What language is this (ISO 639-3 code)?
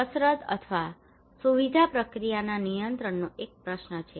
guj